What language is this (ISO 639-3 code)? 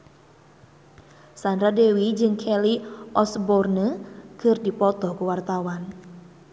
sun